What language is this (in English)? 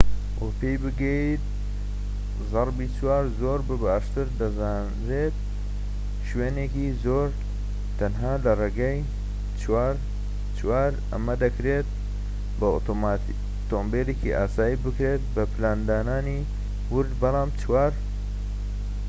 Central Kurdish